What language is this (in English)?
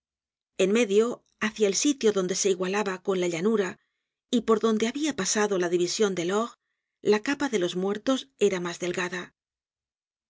Spanish